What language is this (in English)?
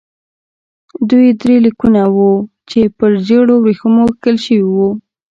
Pashto